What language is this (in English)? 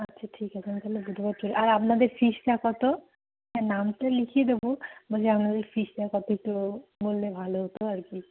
Bangla